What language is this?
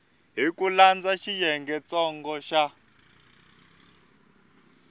Tsonga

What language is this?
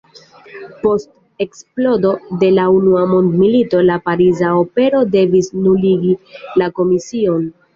Esperanto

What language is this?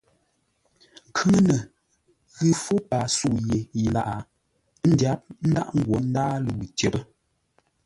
Ngombale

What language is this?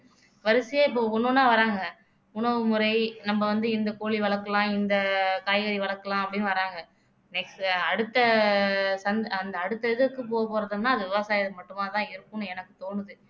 Tamil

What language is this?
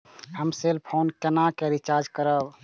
Maithili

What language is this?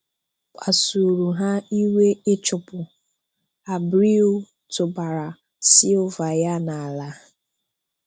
Igbo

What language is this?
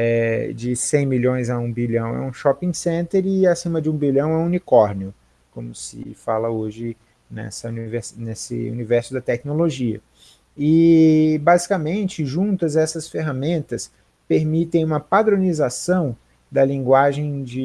Portuguese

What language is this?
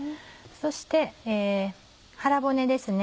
Japanese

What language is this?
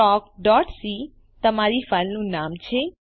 Gujarati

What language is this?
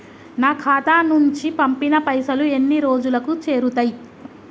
Telugu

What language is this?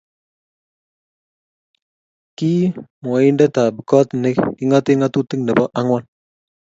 Kalenjin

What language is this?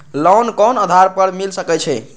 Maithili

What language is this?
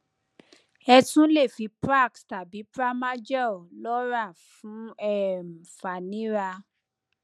Yoruba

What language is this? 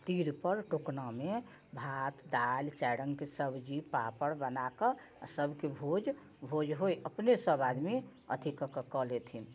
Maithili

